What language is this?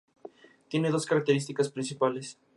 Spanish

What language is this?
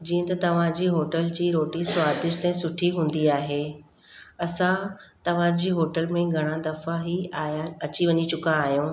Sindhi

